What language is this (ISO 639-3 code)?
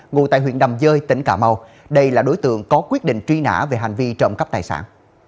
vie